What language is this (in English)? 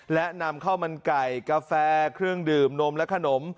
Thai